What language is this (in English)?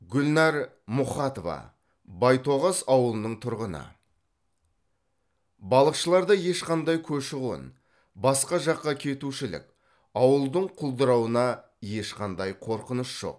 Kazakh